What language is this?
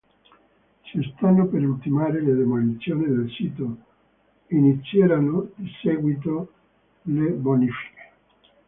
Italian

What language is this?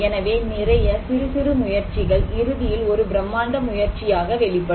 Tamil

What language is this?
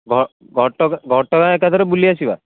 Odia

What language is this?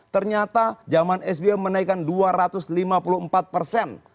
Indonesian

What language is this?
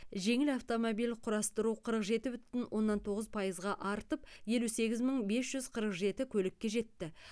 Kazakh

